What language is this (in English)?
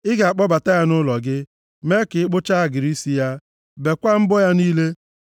Igbo